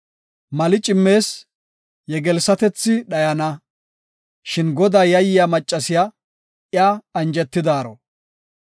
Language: Gofa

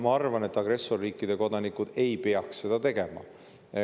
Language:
Estonian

